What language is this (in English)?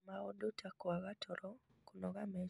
Kikuyu